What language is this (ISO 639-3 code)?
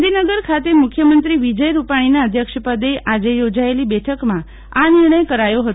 guj